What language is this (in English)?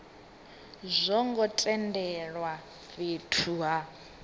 Venda